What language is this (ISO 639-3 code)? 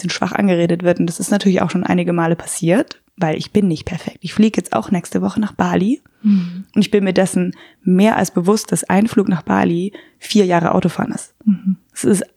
deu